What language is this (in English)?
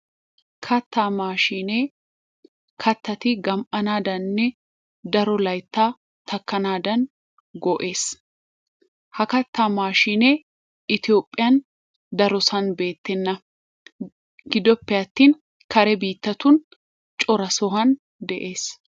Wolaytta